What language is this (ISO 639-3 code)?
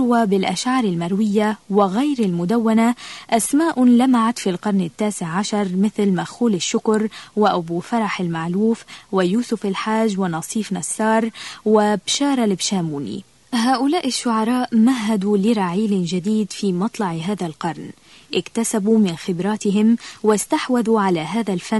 ara